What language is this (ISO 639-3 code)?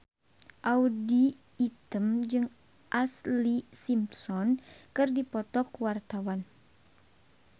sun